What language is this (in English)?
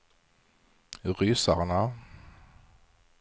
Swedish